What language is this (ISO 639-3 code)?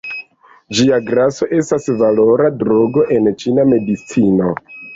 epo